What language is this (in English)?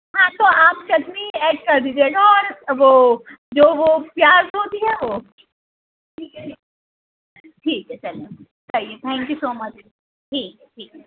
Urdu